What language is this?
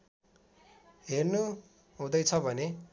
Nepali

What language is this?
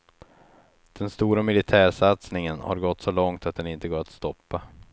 Swedish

